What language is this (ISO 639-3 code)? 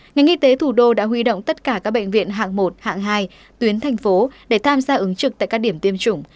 vie